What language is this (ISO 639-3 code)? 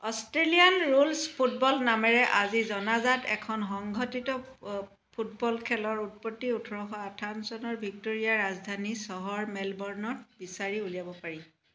asm